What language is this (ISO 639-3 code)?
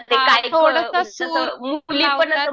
mar